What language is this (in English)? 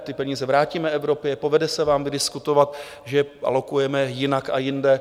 Czech